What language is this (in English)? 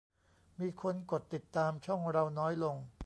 Thai